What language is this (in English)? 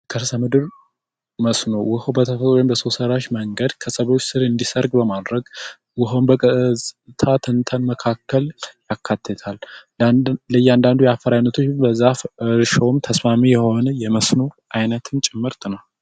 Amharic